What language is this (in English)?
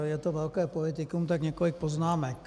Czech